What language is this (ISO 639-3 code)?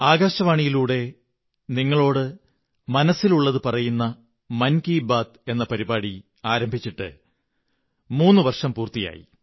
mal